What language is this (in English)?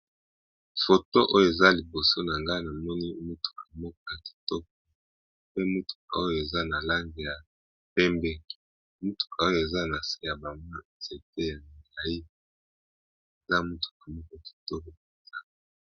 Lingala